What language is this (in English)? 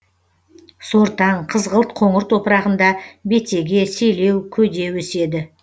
Kazakh